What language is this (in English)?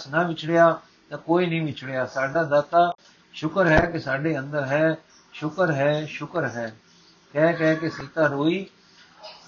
Punjabi